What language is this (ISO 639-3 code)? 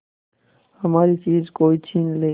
hin